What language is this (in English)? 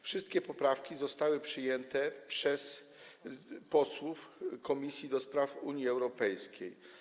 Polish